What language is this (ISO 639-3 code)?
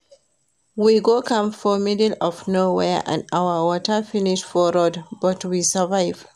pcm